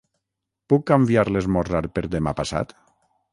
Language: Catalan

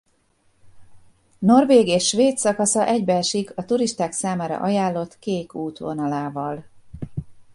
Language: Hungarian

